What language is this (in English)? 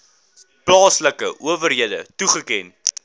Afrikaans